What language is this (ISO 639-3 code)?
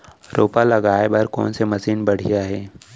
hne